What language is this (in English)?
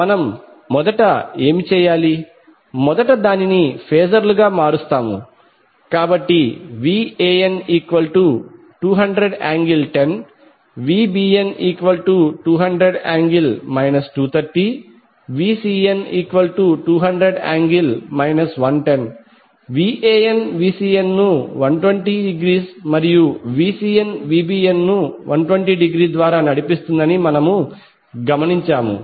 Telugu